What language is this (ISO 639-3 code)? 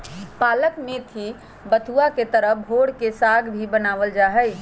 mag